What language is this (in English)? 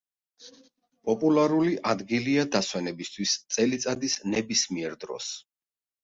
Georgian